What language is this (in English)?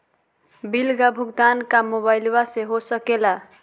Magahi